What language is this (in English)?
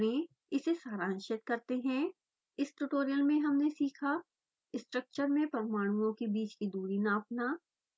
Hindi